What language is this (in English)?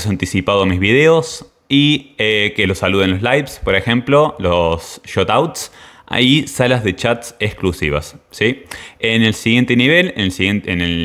Spanish